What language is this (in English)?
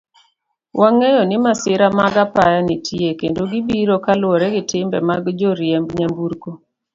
Luo (Kenya and Tanzania)